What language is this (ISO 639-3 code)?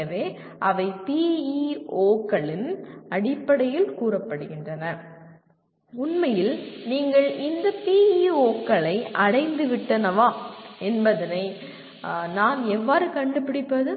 tam